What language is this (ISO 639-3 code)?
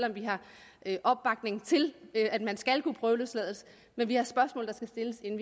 dan